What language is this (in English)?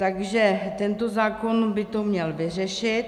Czech